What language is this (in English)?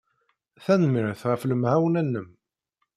Kabyle